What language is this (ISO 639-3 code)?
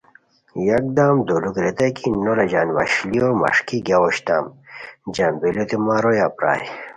khw